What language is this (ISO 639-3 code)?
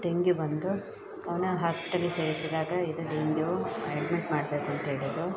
kan